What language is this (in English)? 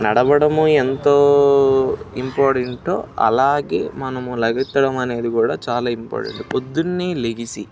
Telugu